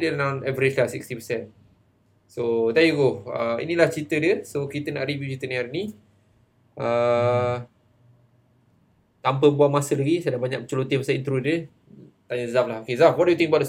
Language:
Malay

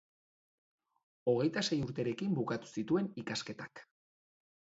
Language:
Basque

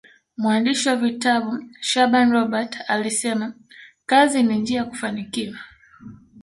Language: Swahili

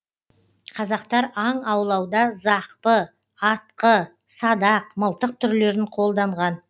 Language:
Kazakh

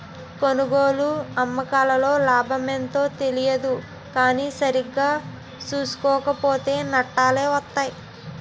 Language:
Telugu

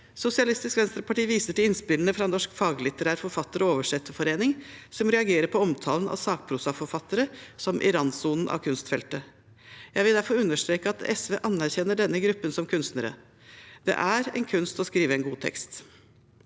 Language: Norwegian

